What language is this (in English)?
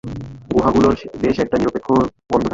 Bangla